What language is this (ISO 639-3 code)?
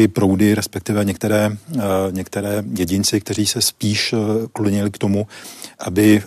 ces